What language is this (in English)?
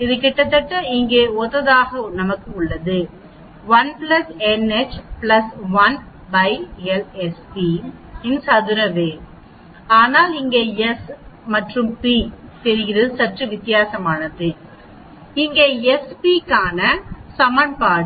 Tamil